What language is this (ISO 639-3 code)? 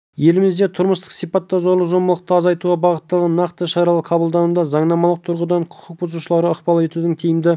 kaz